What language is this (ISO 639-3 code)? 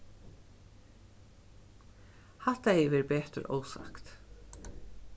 fao